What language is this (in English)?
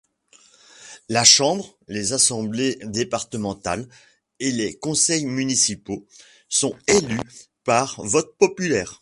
French